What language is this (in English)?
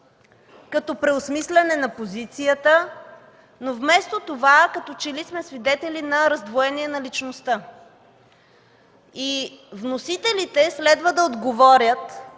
Bulgarian